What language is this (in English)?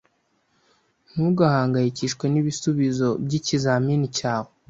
Kinyarwanda